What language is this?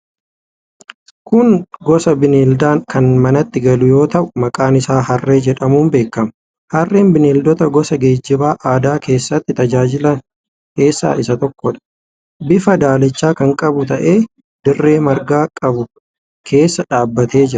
Oromo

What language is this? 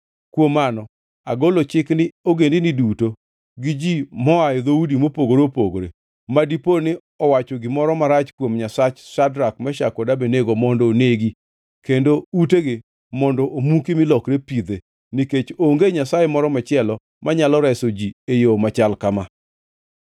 Luo (Kenya and Tanzania)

